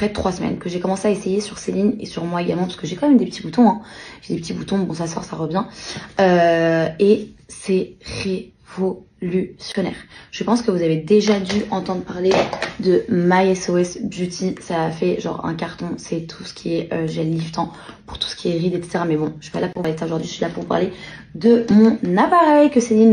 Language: French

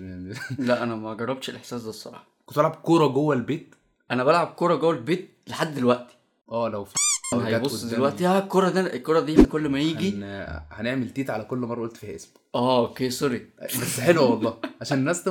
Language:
Arabic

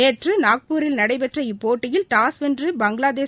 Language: Tamil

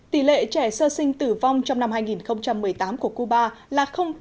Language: Vietnamese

